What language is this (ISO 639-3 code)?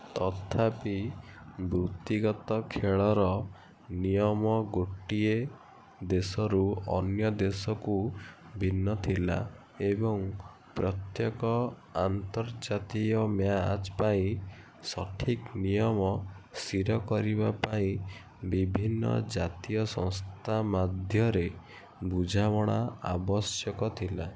ori